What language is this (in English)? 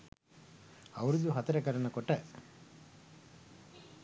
Sinhala